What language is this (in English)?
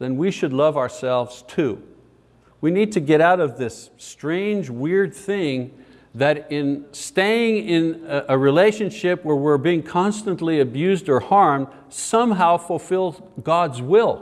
English